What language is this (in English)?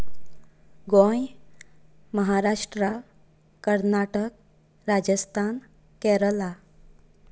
Konkani